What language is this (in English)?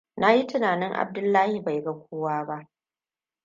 Hausa